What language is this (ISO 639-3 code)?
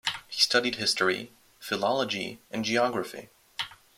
eng